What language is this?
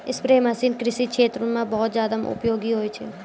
Maithili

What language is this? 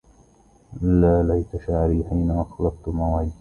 Arabic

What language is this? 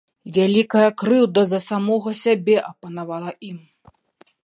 Belarusian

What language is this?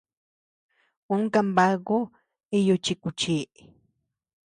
Tepeuxila Cuicatec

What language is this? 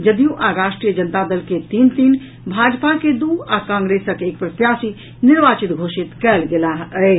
Maithili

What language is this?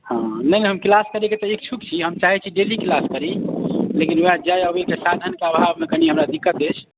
Maithili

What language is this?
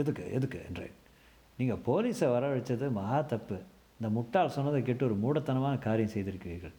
Tamil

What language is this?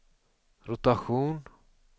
Swedish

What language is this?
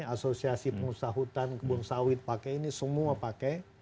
Indonesian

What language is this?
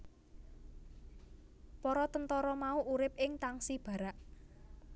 Javanese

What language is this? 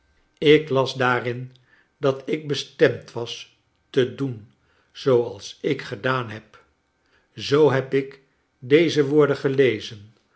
Dutch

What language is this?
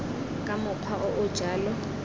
Tswana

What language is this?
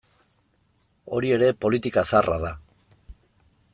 Basque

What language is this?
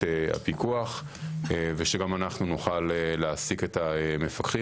Hebrew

